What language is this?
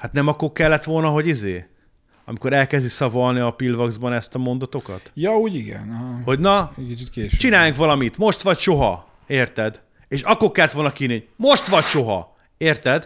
Hungarian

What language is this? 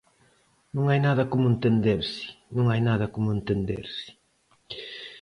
Galician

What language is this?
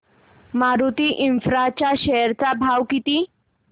Marathi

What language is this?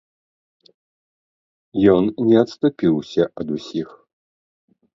Belarusian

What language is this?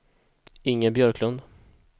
Swedish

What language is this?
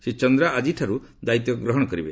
Odia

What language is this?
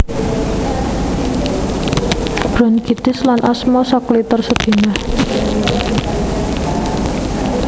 Javanese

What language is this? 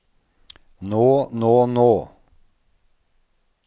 Norwegian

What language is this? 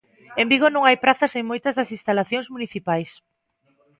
Galician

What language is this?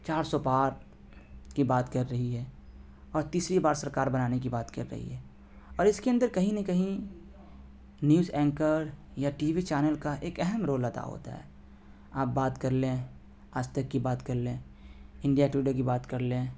Urdu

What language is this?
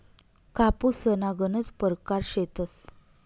Marathi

